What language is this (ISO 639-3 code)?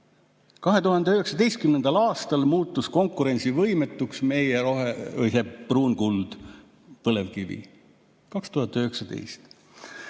est